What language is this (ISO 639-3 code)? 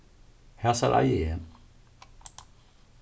fao